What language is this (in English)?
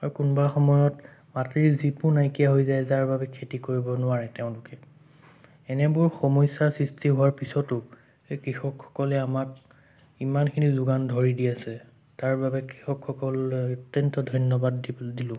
Assamese